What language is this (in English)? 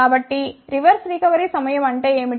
Telugu